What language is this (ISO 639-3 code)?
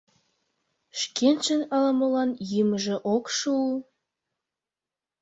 chm